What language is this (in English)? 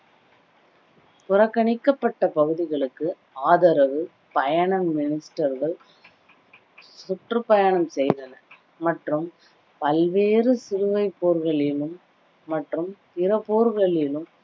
Tamil